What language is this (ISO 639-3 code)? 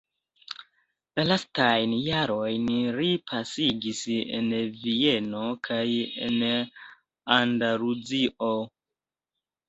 epo